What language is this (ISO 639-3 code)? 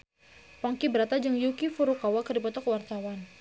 sun